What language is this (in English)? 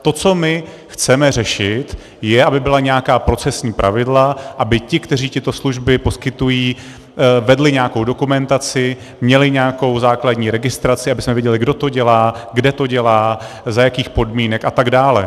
Czech